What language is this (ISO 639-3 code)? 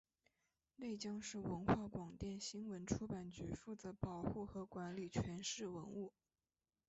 zho